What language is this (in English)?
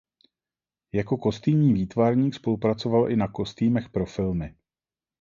Czech